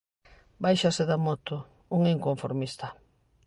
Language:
Galician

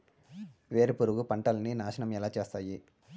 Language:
Telugu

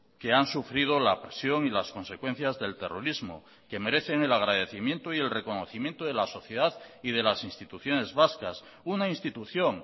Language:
Spanish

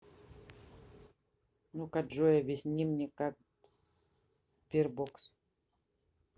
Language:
Russian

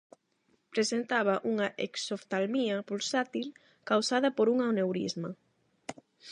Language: Galician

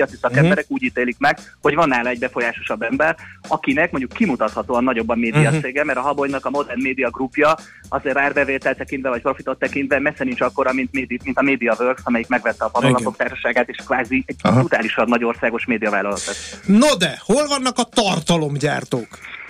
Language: Hungarian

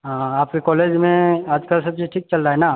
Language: Maithili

